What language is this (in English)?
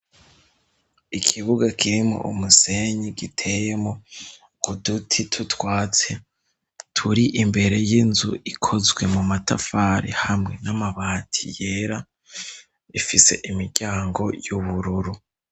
Rundi